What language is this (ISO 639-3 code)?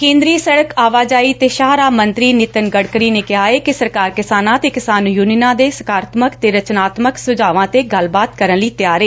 pan